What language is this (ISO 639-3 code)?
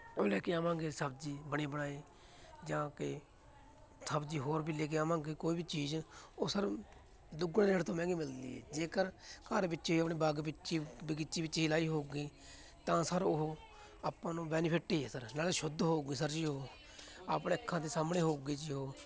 pan